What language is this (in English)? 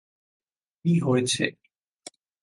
Bangla